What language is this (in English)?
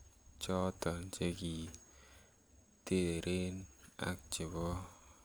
Kalenjin